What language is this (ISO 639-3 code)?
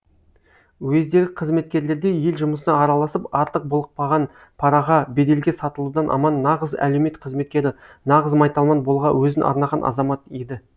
kaz